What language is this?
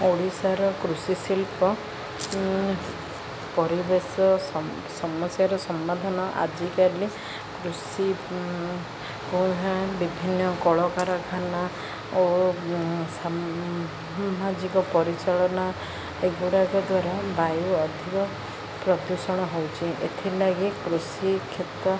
Odia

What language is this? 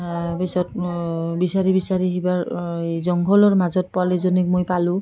Assamese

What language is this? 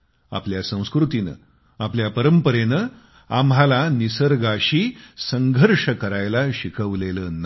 Marathi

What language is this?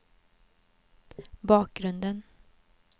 Swedish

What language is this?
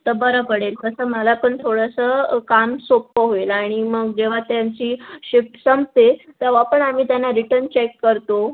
Marathi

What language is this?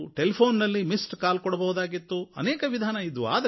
Kannada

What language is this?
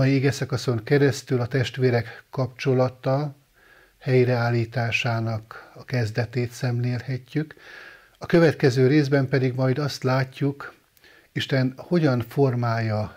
Hungarian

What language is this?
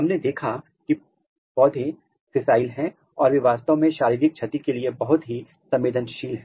Hindi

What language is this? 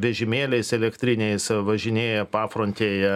Lithuanian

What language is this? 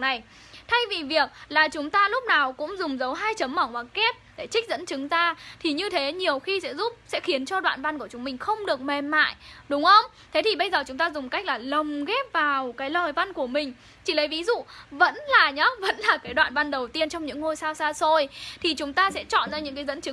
Vietnamese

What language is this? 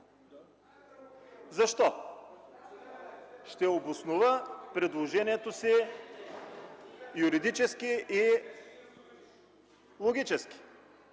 Bulgarian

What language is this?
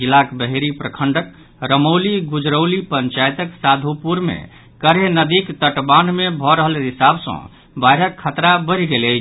Maithili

